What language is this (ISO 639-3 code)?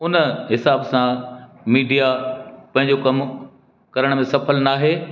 snd